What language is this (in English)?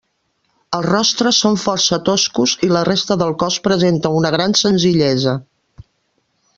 Catalan